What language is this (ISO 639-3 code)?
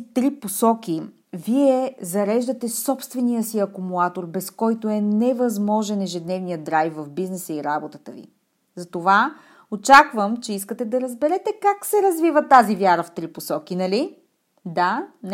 bul